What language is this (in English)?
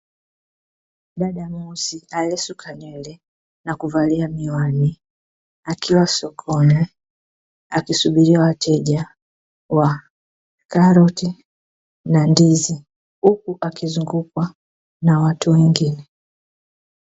Swahili